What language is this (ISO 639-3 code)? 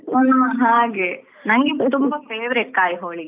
kan